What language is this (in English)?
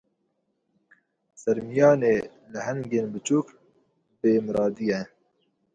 Kurdish